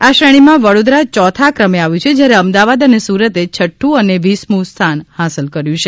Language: Gujarati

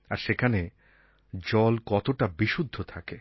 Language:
Bangla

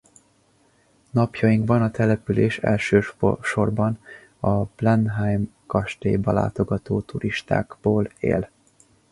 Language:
Hungarian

